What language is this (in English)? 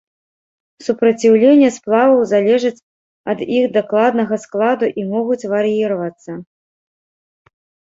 Belarusian